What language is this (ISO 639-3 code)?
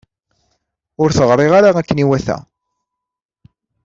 kab